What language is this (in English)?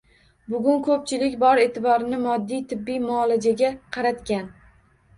Uzbek